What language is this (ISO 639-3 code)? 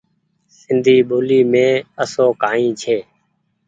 gig